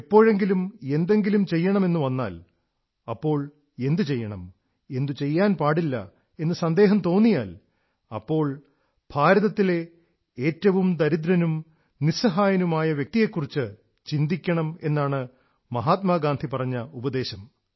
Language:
Malayalam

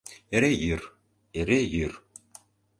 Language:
Mari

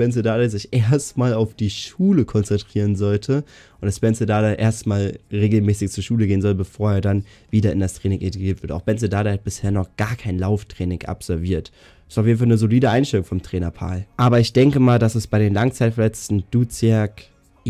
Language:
German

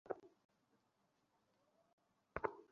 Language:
Bangla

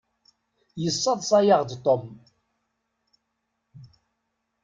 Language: Kabyle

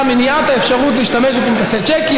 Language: Hebrew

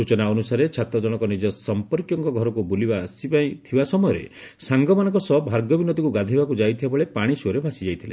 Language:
Odia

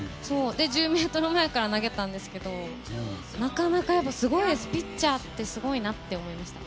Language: Japanese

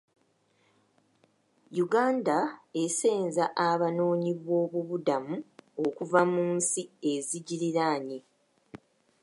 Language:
Ganda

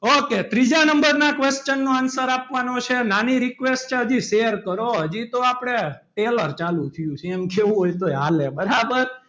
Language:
Gujarati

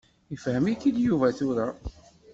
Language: Kabyle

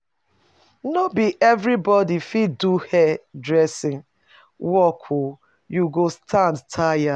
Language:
Nigerian Pidgin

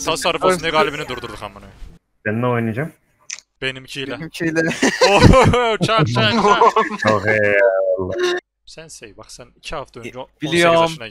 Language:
Turkish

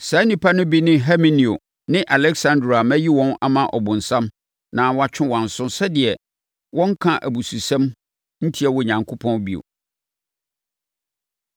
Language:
Akan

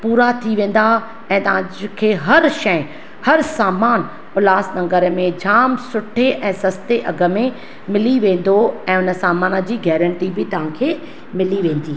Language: Sindhi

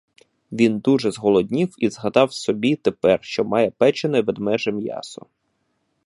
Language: Ukrainian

